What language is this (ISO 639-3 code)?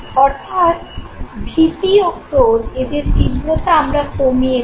ben